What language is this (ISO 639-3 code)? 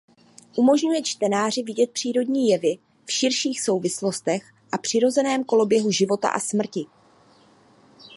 ces